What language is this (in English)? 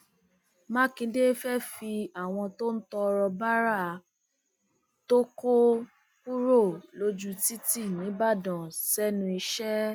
Yoruba